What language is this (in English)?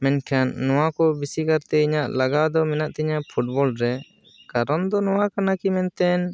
Santali